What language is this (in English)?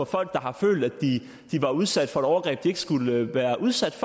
Danish